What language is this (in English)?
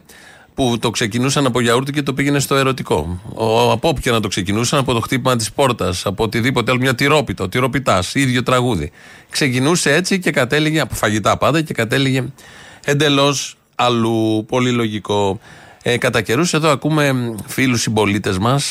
Greek